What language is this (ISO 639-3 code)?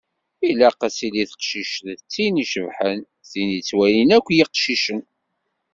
kab